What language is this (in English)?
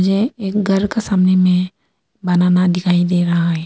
Hindi